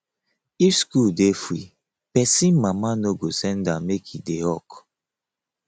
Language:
Nigerian Pidgin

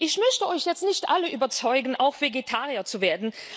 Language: German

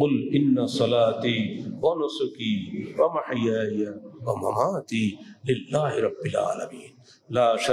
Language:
Turkish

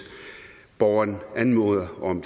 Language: Danish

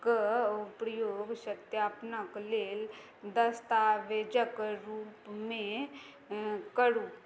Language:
Maithili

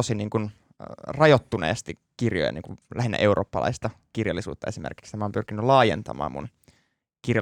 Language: Finnish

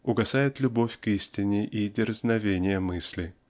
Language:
Russian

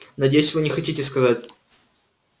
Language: Russian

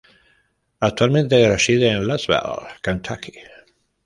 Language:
Spanish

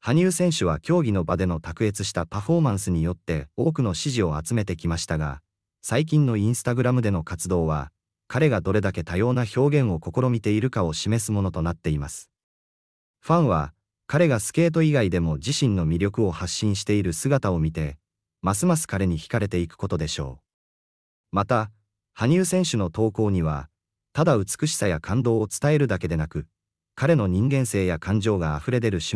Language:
Japanese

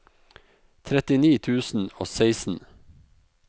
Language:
Norwegian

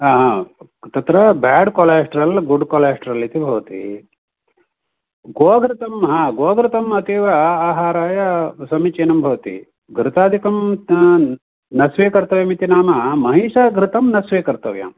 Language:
Sanskrit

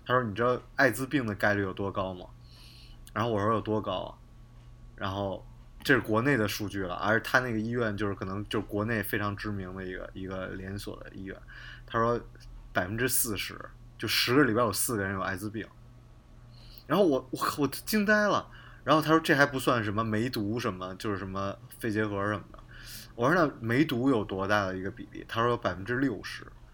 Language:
Chinese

